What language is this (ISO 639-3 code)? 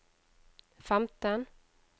nor